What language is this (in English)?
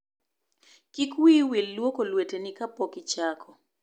Luo (Kenya and Tanzania)